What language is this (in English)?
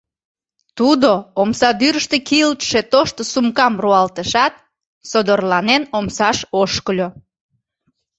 Mari